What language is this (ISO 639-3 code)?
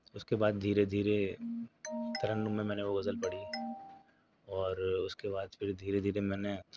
urd